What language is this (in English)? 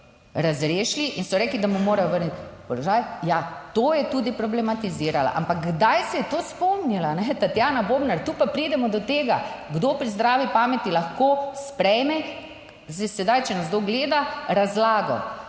Slovenian